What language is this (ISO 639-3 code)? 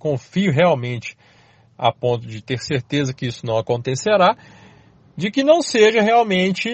por